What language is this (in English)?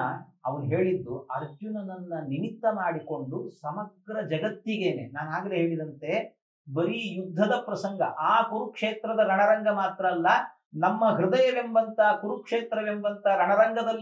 Arabic